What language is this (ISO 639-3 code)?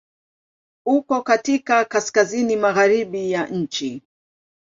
swa